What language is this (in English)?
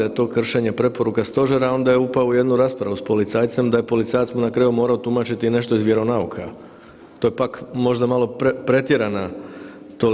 Croatian